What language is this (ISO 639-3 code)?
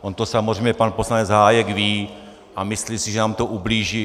ces